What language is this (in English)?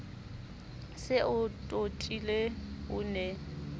Southern Sotho